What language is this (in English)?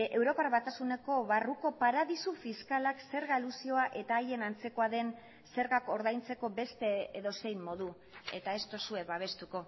Basque